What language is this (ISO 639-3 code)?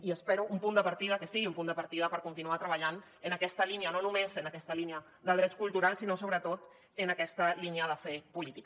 cat